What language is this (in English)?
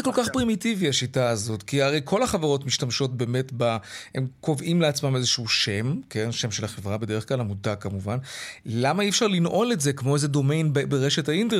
Hebrew